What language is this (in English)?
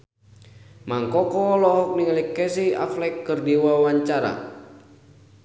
Sundanese